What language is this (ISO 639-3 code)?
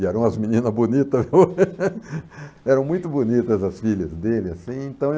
por